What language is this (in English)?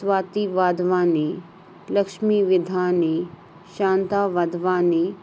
Sindhi